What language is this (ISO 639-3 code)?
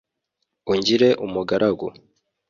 kin